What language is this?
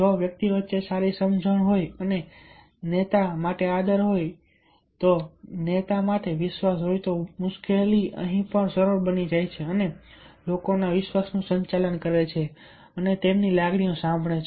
Gujarati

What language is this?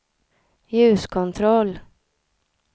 Swedish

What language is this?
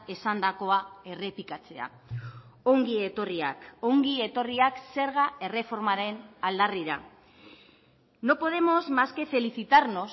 Basque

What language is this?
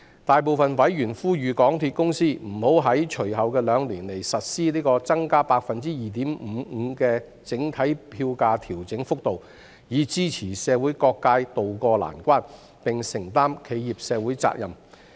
Cantonese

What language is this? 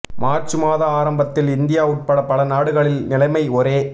Tamil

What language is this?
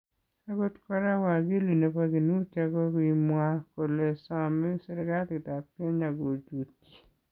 Kalenjin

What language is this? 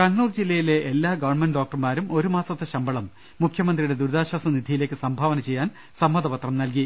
Malayalam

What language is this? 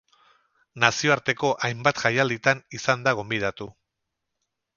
Basque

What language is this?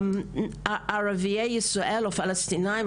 Hebrew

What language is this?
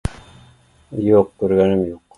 Bashkir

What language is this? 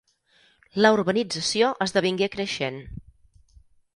Catalan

